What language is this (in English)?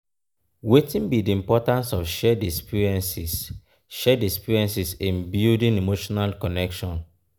Nigerian Pidgin